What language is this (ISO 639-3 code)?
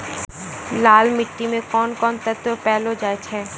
mai